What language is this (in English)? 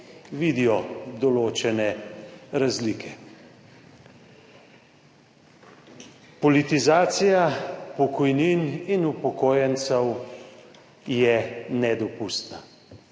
Slovenian